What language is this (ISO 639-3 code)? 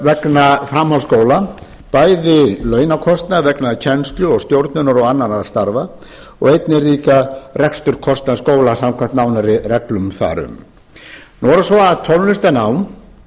isl